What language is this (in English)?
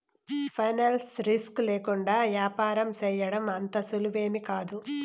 Telugu